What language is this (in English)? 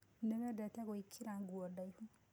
Kikuyu